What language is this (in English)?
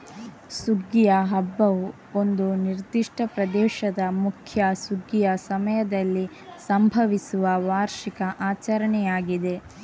Kannada